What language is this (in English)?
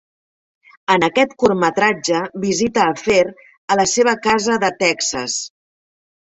Catalan